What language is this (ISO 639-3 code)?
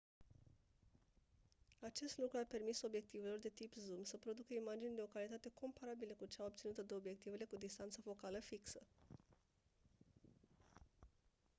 ron